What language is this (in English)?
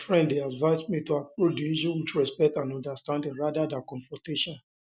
Nigerian Pidgin